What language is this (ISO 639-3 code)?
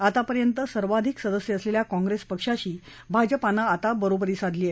mar